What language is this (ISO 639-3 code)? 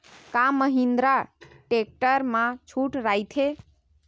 hne